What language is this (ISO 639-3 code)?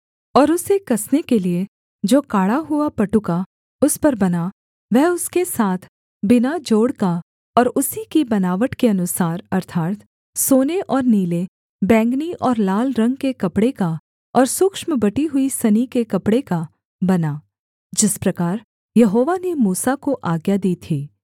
hin